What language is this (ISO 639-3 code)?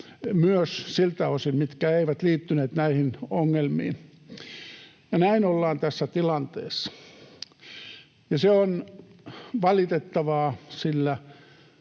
fin